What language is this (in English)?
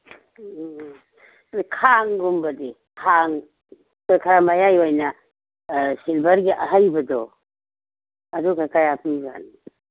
Manipuri